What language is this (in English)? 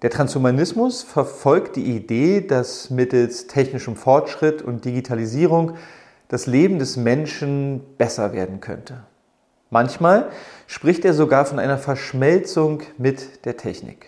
German